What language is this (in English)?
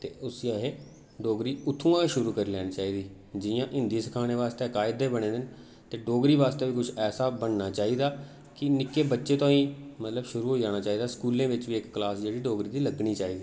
Dogri